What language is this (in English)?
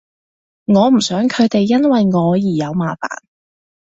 Cantonese